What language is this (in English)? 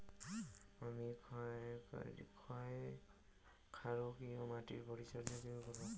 Bangla